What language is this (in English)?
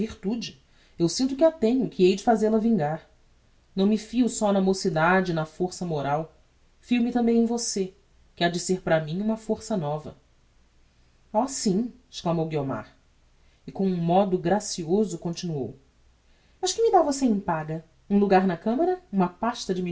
Portuguese